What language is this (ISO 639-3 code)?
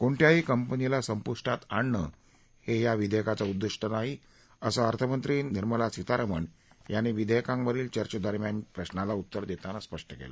mar